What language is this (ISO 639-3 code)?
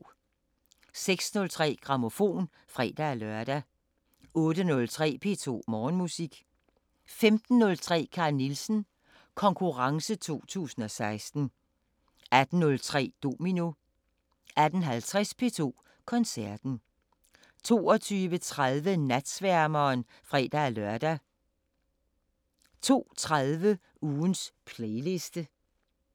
dan